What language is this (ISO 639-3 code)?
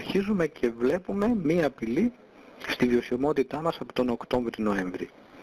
ell